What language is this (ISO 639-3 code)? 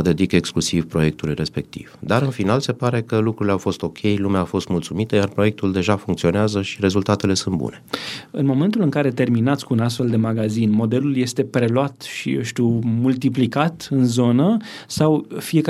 ron